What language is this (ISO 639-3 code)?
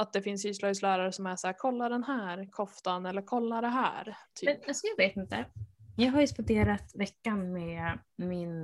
swe